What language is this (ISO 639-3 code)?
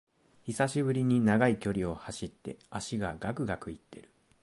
jpn